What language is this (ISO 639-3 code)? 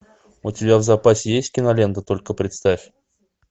rus